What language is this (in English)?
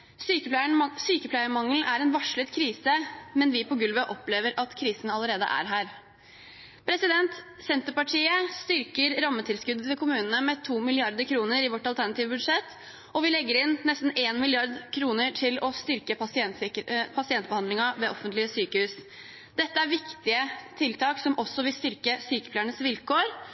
Norwegian Bokmål